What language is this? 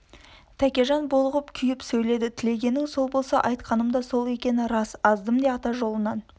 Kazakh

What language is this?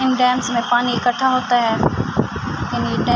Urdu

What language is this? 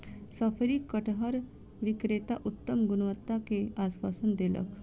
Maithili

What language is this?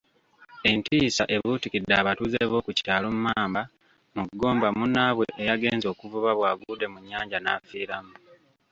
Ganda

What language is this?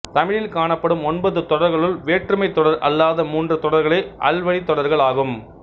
Tamil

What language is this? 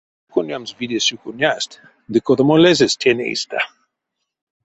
Erzya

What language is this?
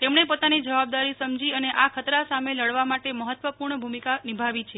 Gujarati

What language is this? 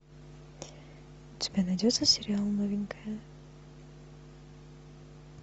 Russian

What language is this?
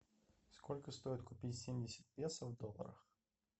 Russian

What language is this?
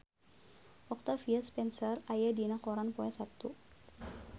Sundanese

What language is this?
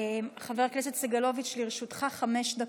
Hebrew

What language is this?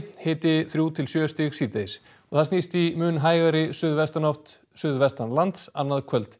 Icelandic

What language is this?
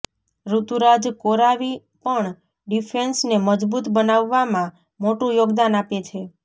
Gujarati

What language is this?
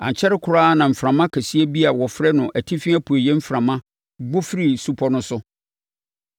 Akan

